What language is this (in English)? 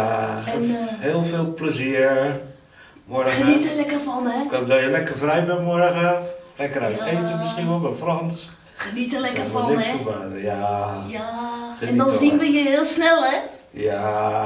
Dutch